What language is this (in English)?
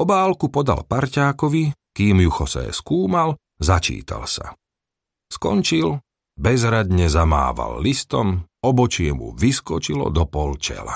Slovak